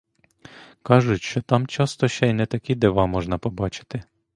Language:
Ukrainian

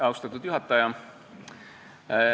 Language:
Estonian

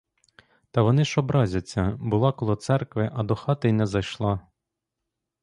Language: Ukrainian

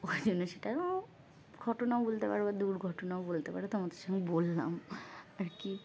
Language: Bangla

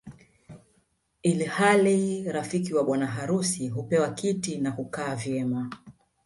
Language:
Swahili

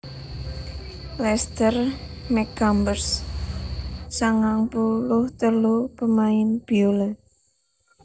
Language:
Javanese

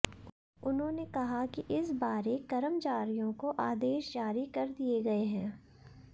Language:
Hindi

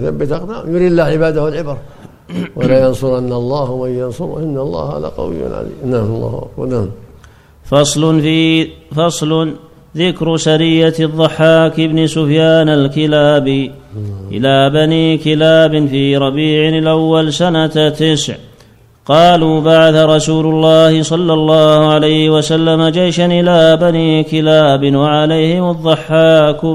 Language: Arabic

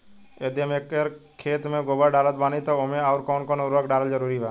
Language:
Bhojpuri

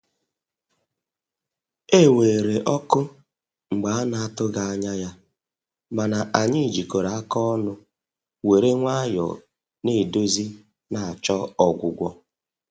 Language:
Igbo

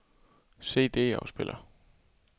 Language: Danish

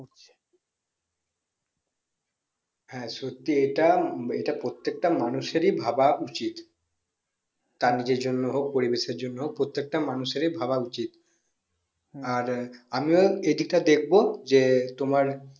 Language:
Bangla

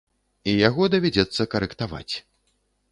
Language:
Belarusian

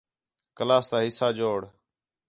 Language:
Khetrani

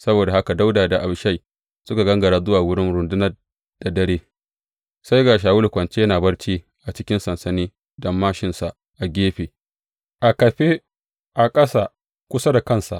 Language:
Hausa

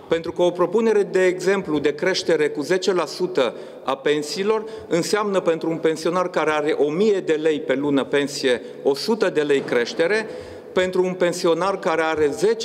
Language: Romanian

